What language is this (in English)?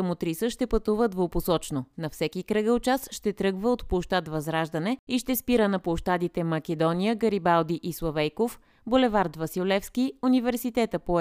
Bulgarian